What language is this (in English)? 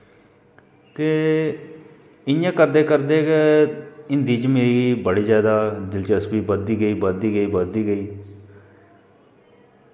Dogri